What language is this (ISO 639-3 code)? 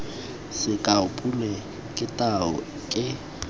tsn